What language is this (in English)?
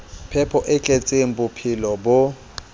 Southern Sotho